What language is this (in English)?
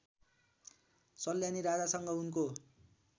Nepali